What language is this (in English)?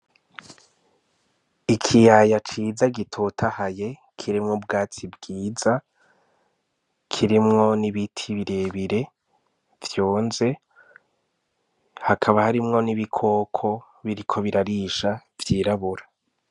Rundi